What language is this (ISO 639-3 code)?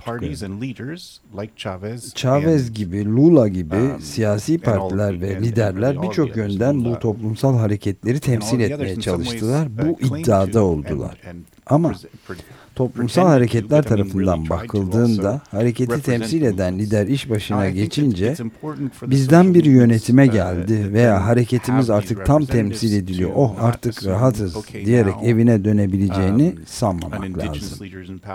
tur